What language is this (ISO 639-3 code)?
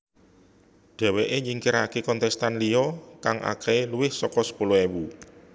jav